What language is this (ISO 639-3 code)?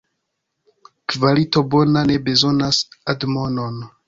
epo